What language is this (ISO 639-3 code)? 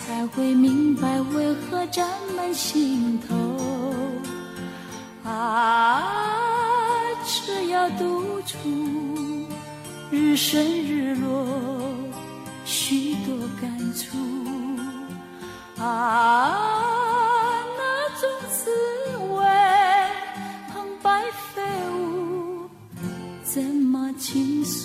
zho